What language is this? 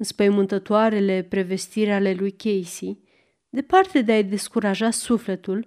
Romanian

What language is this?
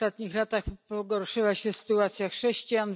Polish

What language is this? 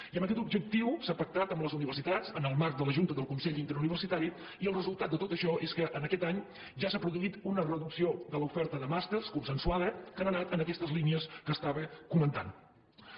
Catalan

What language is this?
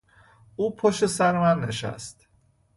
Persian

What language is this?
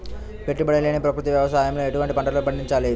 Telugu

